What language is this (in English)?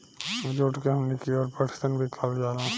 Bhojpuri